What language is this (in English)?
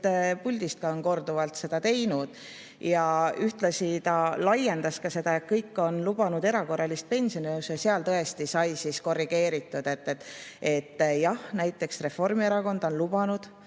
Estonian